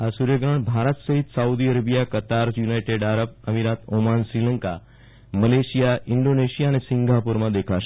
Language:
Gujarati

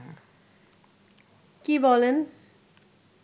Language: Bangla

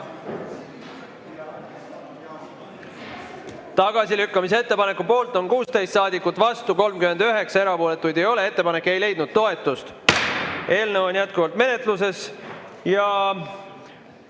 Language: Estonian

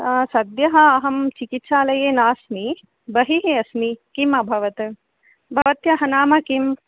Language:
Sanskrit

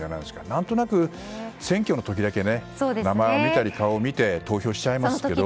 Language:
Japanese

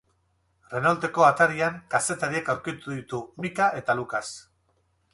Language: Basque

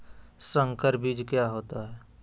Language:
Magahi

